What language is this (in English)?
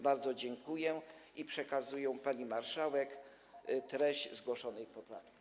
Polish